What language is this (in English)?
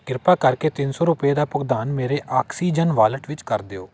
Punjabi